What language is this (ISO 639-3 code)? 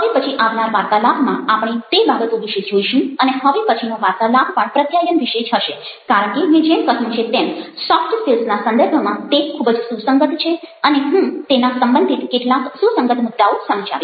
guj